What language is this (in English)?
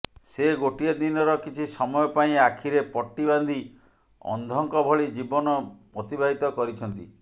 Odia